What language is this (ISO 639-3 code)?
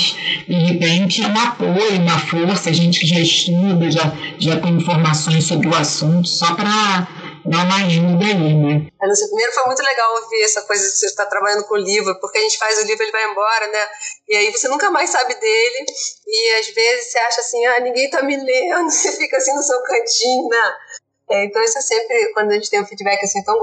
por